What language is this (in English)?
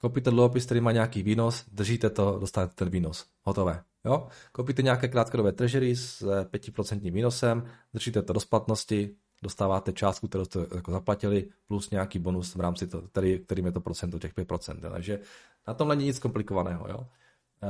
Czech